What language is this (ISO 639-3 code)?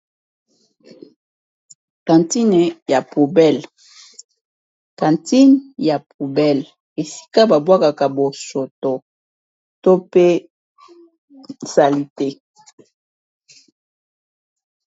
lin